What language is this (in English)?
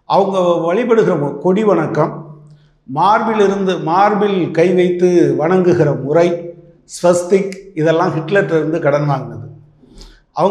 Romanian